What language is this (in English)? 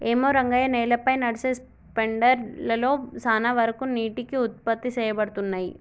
Telugu